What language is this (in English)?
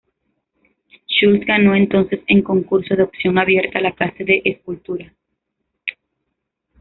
Spanish